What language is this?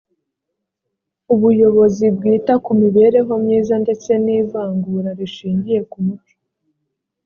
Kinyarwanda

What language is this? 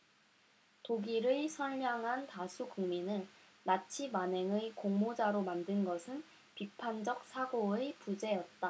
Korean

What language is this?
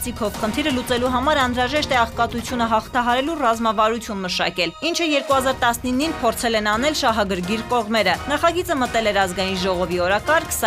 Romanian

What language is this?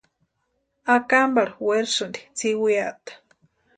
Western Highland Purepecha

